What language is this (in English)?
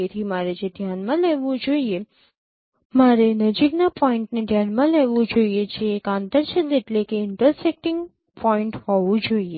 Gujarati